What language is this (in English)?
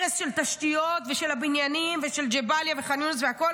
Hebrew